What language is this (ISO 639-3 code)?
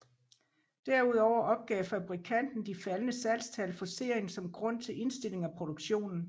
dan